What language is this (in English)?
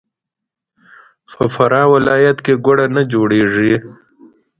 Pashto